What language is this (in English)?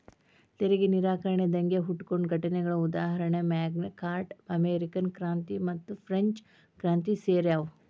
Kannada